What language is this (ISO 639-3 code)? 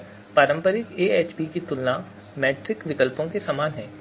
hin